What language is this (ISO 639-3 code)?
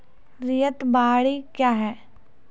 mai